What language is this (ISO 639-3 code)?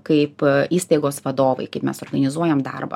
lit